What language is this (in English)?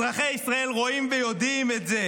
Hebrew